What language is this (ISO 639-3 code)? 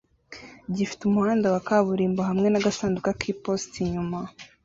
kin